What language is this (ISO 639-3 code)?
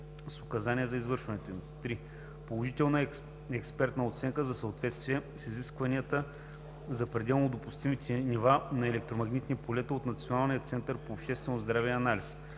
bul